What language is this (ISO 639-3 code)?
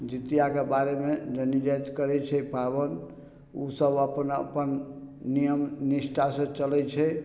mai